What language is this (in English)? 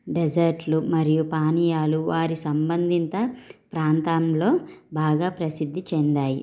Telugu